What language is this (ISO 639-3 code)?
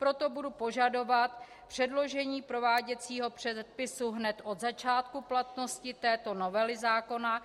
ces